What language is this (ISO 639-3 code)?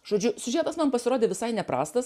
lit